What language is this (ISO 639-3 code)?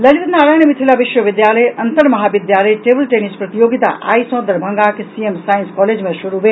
mai